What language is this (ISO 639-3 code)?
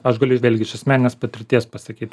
lit